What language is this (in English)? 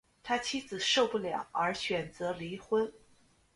Chinese